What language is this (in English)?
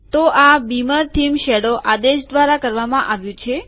Gujarati